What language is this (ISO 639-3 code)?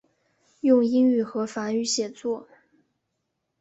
zho